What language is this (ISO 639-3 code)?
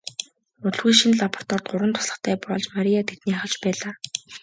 mon